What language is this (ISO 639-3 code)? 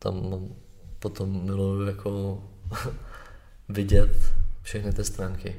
ces